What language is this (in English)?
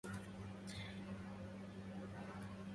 Arabic